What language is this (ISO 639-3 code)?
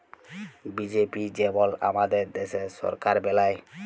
ben